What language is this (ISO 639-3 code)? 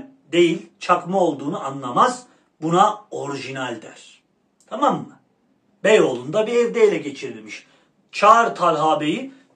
tur